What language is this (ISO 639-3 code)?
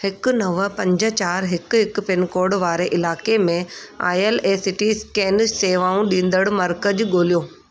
snd